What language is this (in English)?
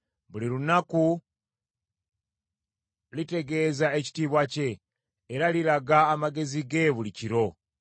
Ganda